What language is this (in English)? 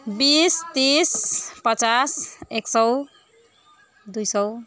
Nepali